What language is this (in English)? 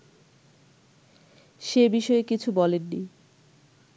Bangla